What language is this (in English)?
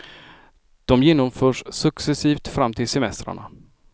Swedish